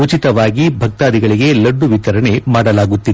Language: Kannada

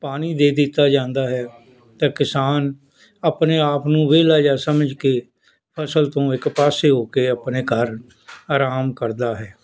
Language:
Punjabi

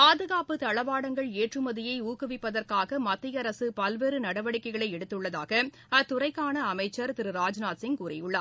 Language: Tamil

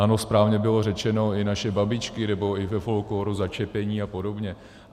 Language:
Czech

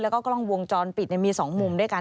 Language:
Thai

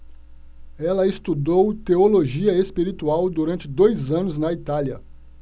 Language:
Portuguese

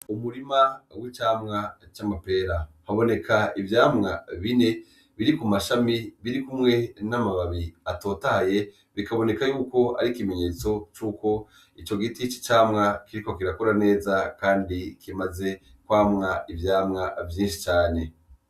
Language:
Rundi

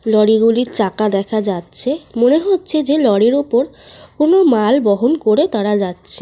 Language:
Bangla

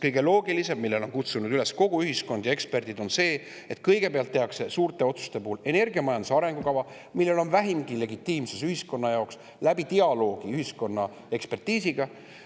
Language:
Estonian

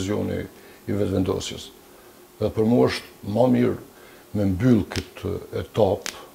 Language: Romanian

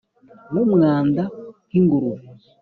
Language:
Kinyarwanda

